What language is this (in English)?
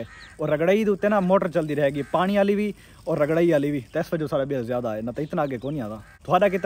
Hindi